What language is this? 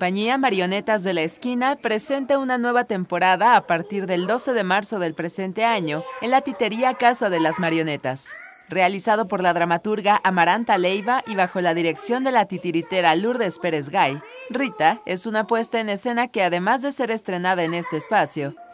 Spanish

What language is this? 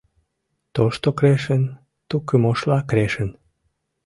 Mari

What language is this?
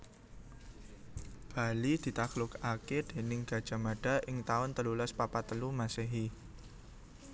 Javanese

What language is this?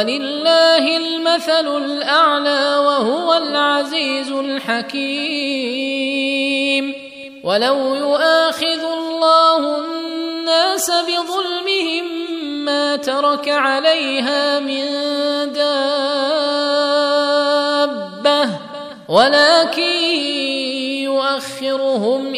Arabic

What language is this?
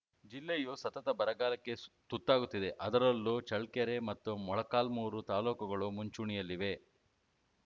Kannada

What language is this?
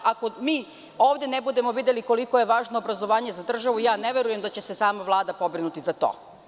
Serbian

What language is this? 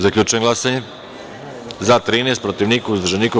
Serbian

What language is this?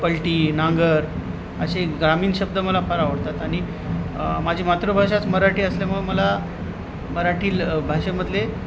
Marathi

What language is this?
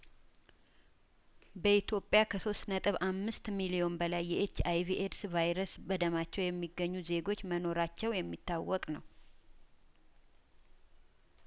Amharic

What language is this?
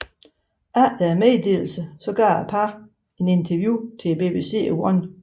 Danish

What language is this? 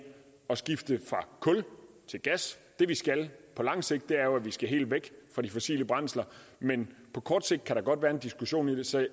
Danish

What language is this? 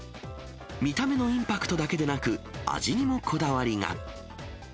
Japanese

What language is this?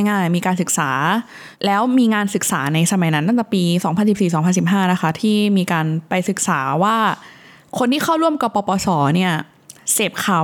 Thai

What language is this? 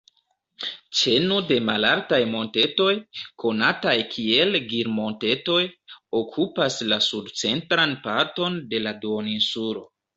Esperanto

